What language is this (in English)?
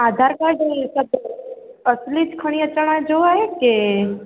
Sindhi